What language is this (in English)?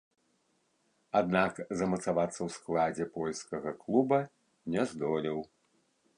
Belarusian